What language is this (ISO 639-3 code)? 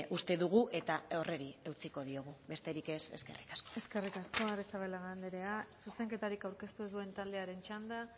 eus